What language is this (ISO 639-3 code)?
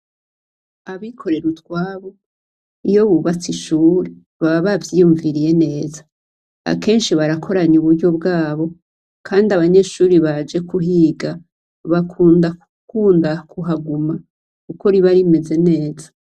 run